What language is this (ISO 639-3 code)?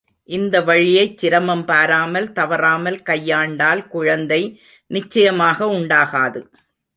tam